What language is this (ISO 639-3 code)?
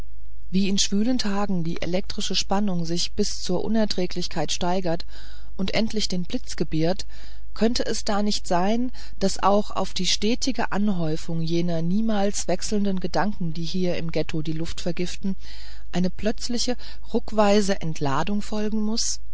deu